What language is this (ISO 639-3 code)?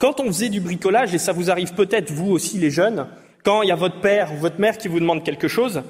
fra